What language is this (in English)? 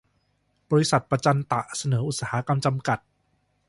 Thai